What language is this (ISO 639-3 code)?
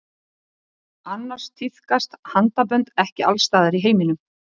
isl